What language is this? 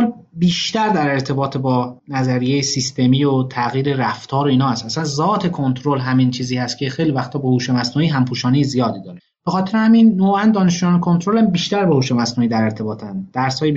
Persian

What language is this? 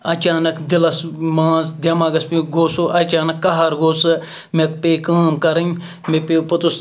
Kashmiri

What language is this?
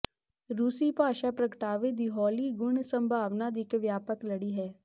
Punjabi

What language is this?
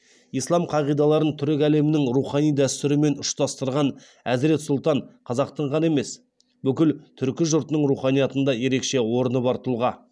Kazakh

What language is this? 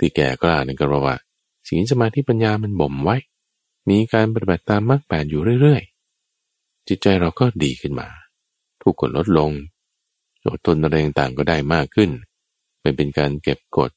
Thai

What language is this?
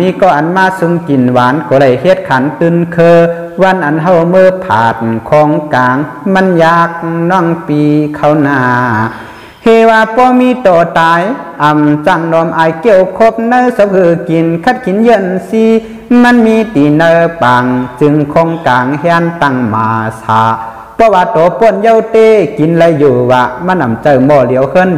Thai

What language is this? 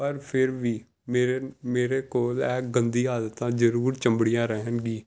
Punjabi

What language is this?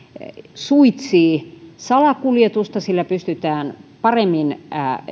Finnish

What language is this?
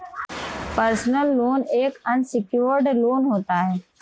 Hindi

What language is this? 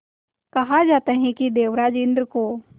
Hindi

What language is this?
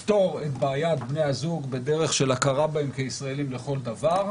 Hebrew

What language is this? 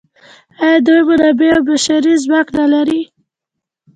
Pashto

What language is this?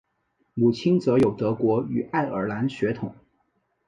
Chinese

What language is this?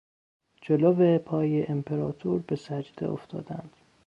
Persian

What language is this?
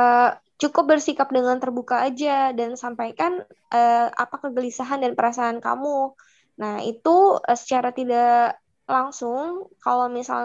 Indonesian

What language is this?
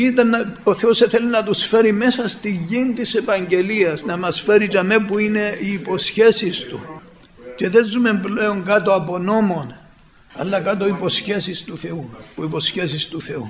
Greek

